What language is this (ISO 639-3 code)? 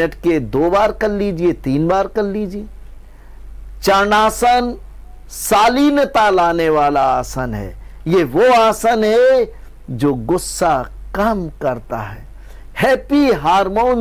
hin